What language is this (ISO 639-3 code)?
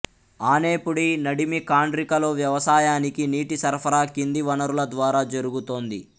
tel